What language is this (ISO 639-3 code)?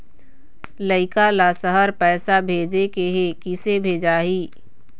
hne